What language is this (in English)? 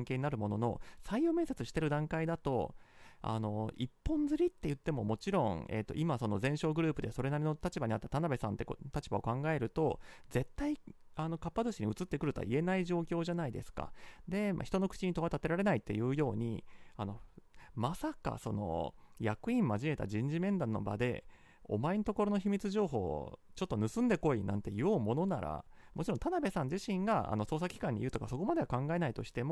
Japanese